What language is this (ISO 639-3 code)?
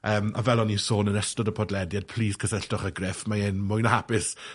cym